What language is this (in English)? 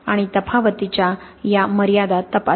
Marathi